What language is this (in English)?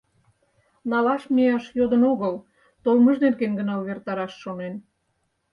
Mari